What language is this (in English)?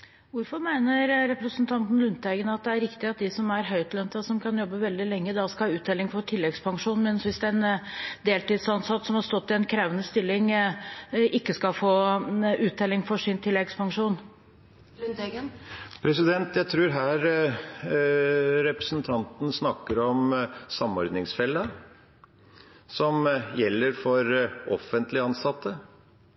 Norwegian Bokmål